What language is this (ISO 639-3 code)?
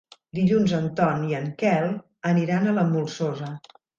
cat